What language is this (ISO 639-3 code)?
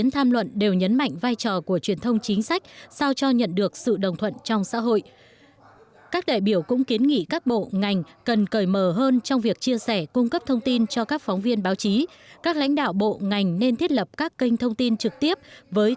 vie